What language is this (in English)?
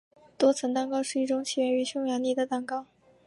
Chinese